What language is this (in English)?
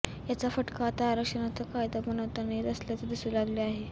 Marathi